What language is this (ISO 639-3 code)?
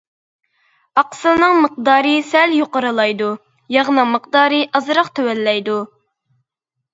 uig